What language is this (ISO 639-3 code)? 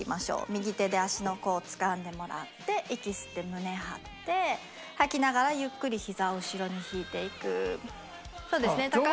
jpn